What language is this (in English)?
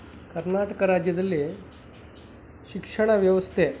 Kannada